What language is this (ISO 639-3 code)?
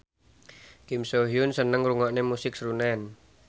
jav